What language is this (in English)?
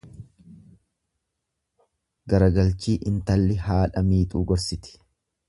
Oromo